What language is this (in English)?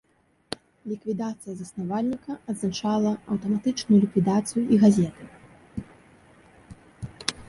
Belarusian